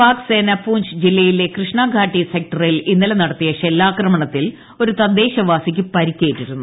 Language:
Malayalam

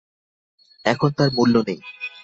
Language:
Bangla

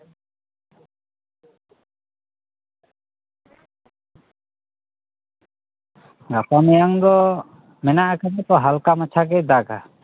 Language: Santali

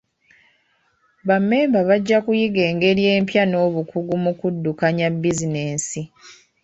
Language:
Ganda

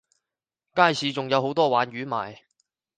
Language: Cantonese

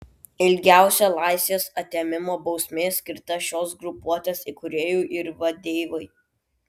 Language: Lithuanian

